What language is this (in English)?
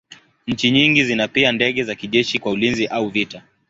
Swahili